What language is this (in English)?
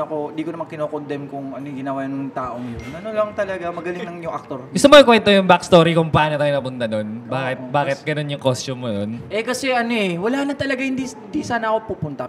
Filipino